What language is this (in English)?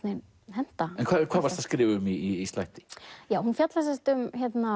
Icelandic